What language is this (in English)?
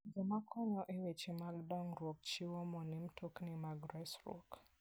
Luo (Kenya and Tanzania)